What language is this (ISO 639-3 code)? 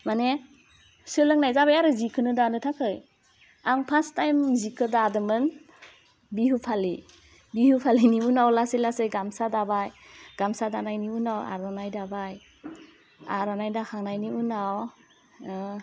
brx